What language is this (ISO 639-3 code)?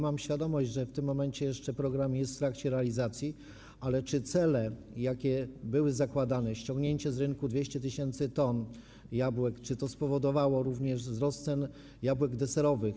pol